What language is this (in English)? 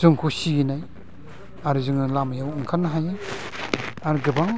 Bodo